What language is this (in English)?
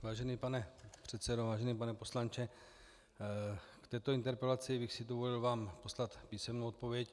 Czech